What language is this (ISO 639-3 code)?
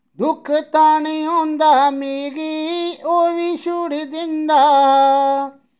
doi